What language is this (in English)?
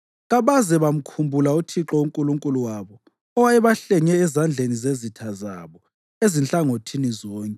North Ndebele